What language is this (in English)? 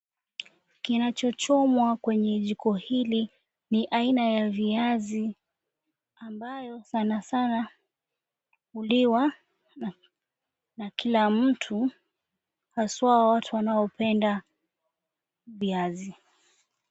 Swahili